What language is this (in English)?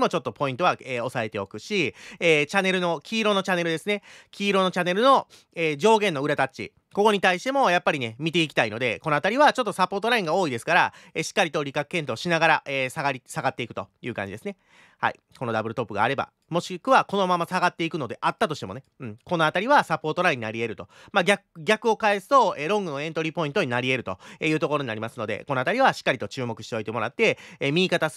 Japanese